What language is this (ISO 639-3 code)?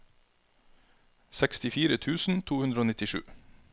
nor